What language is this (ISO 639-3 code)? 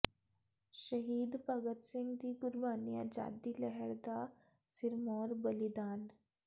pan